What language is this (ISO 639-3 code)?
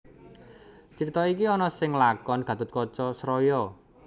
jav